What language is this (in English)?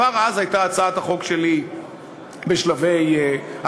Hebrew